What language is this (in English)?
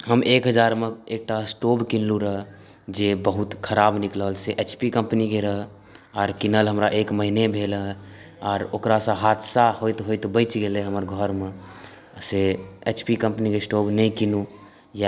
Maithili